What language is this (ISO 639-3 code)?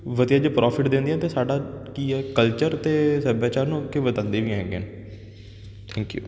pan